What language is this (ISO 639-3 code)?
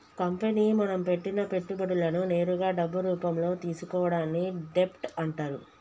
tel